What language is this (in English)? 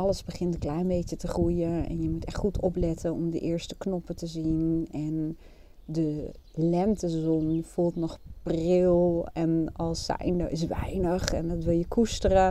Dutch